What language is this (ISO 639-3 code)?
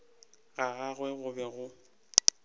nso